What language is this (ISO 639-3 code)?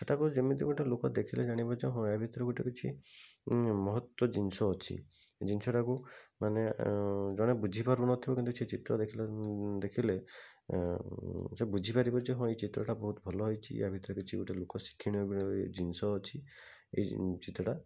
ori